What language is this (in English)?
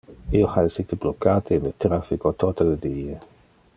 Interlingua